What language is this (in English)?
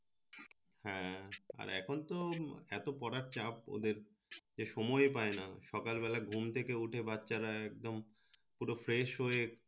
Bangla